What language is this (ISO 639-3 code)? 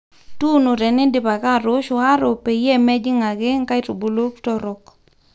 mas